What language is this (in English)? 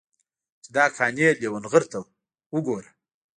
Pashto